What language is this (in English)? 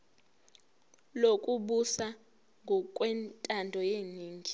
Zulu